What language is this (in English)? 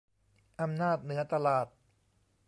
Thai